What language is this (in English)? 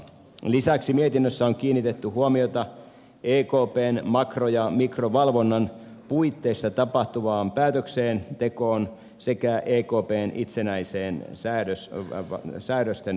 Finnish